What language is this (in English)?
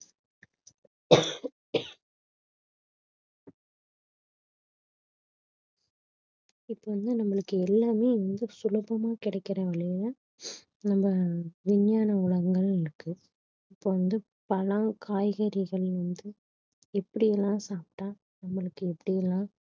Tamil